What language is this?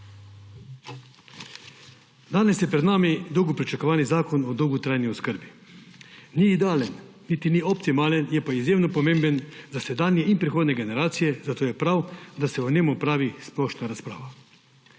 Slovenian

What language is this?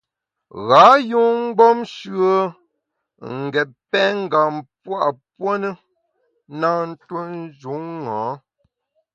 Bamun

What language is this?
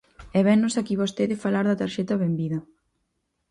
Galician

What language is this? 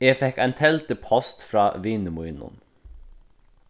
Faroese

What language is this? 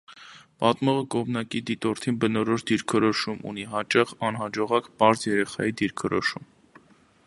Armenian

